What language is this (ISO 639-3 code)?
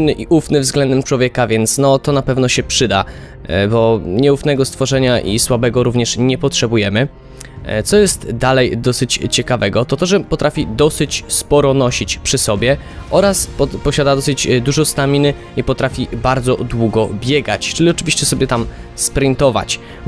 pol